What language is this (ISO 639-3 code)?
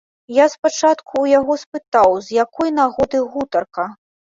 bel